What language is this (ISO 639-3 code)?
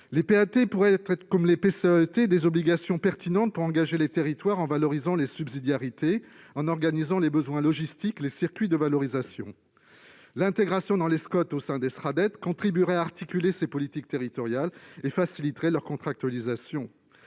fra